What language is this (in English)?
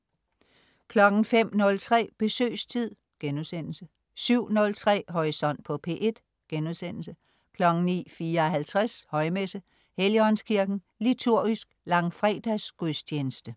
Danish